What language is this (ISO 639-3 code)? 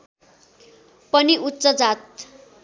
nep